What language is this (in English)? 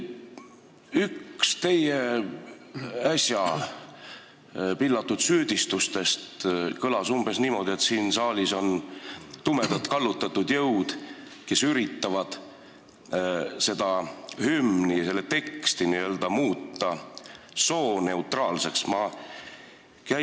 Estonian